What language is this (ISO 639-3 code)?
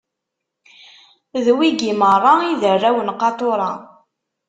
kab